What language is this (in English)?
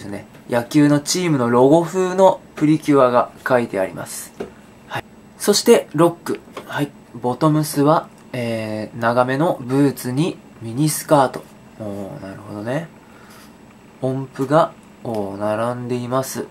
Japanese